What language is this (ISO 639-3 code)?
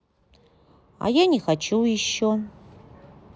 rus